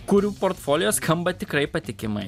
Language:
Lithuanian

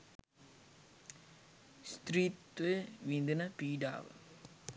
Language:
Sinhala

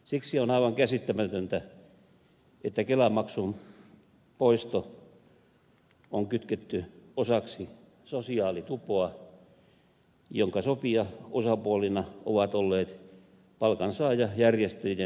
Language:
Finnish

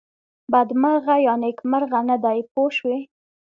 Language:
Pashto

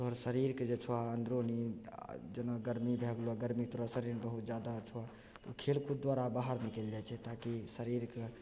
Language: Maithili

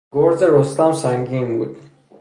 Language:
Persian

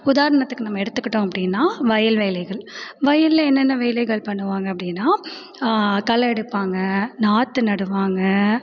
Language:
Tamil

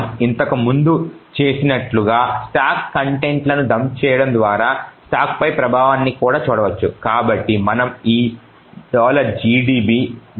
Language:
Telugu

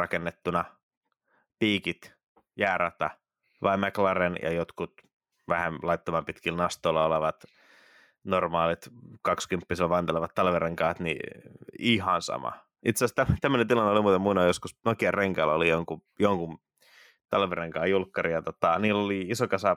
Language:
Finnish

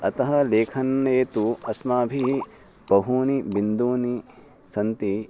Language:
Sanskrit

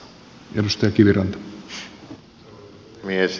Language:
Finnish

